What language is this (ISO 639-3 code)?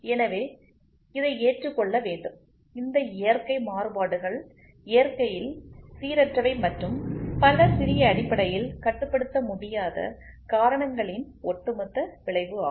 tam